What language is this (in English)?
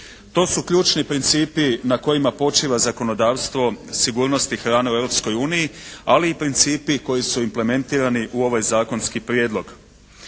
Croatian